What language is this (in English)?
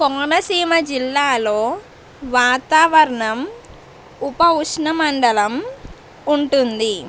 Telugu